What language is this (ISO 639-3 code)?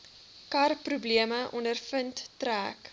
afr